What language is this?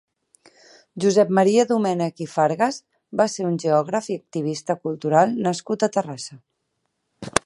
Catalan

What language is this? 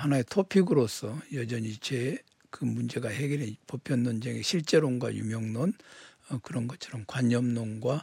Korean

